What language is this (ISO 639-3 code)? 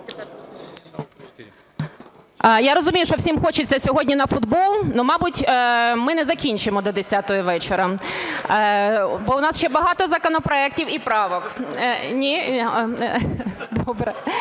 ukr